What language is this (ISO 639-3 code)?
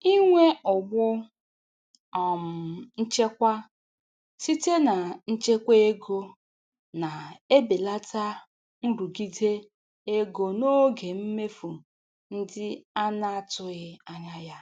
ibo